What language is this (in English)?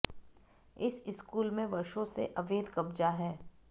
Hindi